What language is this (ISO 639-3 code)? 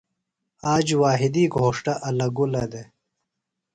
phl